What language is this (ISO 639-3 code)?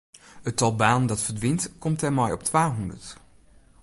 fry